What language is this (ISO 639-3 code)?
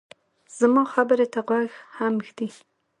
pus